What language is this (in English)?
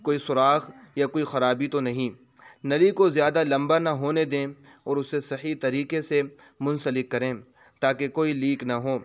Urdu